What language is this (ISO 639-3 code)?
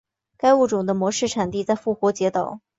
zho